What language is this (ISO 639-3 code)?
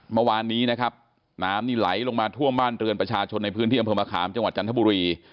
tha